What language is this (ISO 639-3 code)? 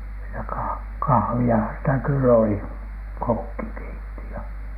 fin